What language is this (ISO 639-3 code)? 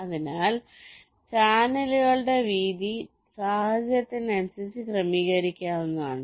mal